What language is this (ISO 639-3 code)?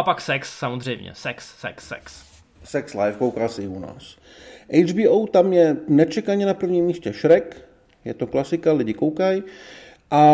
ces